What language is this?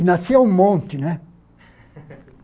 Portuguese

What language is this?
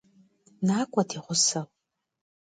Kabardian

